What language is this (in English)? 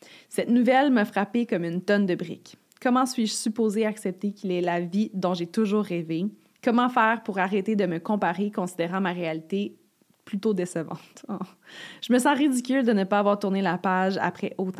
French